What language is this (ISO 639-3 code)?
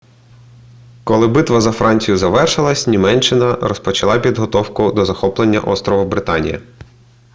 ukr